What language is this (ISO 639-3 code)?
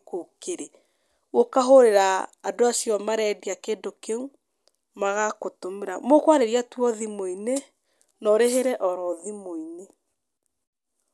kik